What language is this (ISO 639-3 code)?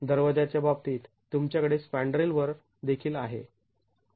mar